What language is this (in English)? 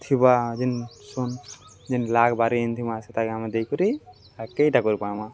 Odia